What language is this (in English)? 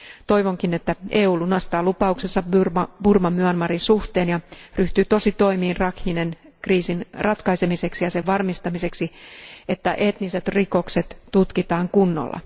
Finnish